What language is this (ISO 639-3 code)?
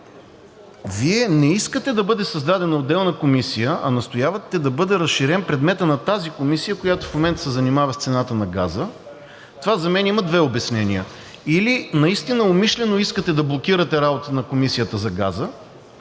bul